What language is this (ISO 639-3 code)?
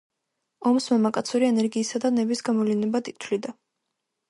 kat